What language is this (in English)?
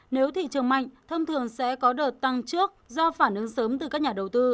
Vietnamese